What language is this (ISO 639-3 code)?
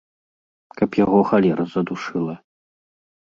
bel